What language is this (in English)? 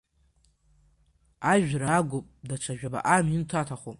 Abkhazian